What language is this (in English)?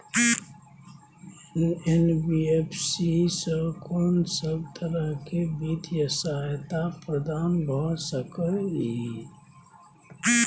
Maithili